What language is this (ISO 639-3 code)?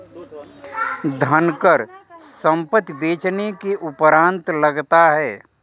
hin